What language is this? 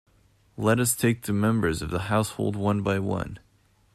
English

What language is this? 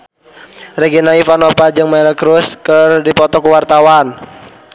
Sundanese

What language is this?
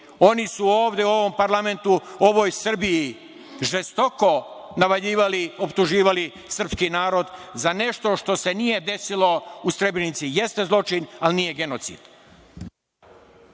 Serbian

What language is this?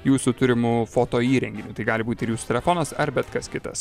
Lithuanian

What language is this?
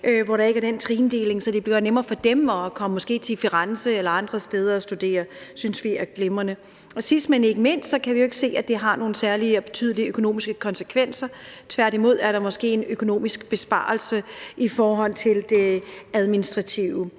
Danish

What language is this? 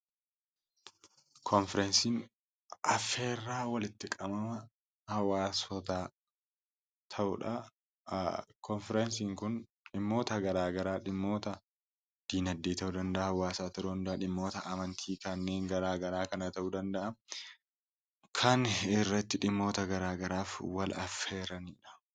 Oromo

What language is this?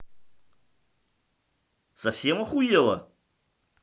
Russian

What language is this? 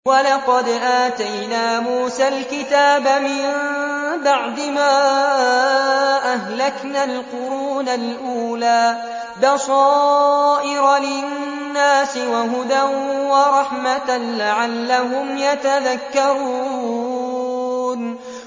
Arabic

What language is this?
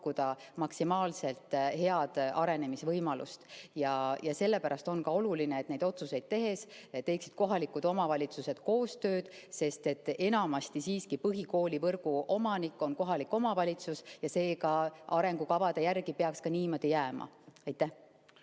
Estonian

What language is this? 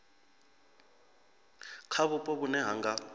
Venda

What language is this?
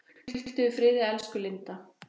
Icelandic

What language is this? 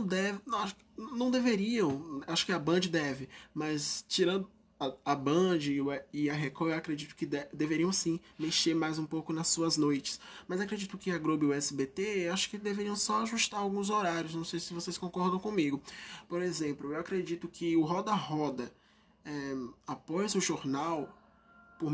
Portuguese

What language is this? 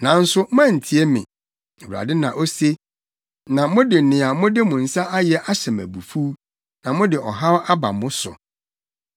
Akan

